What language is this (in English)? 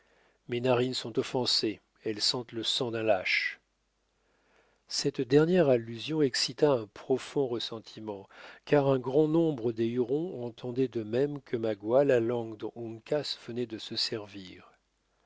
French